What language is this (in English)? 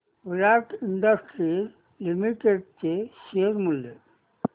Marathi